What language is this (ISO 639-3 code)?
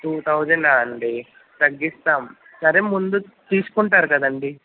tel